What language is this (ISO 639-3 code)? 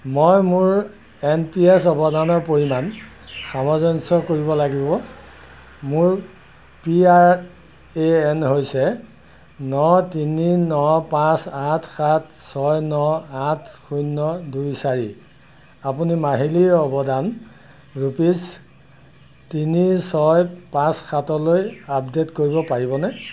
asm